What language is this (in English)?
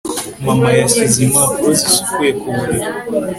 Kinyarwanda